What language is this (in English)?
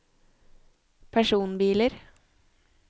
Norwegian